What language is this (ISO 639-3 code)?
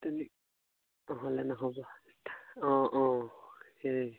asm